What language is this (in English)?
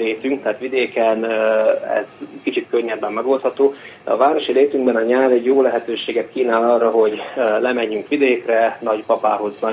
Hungarian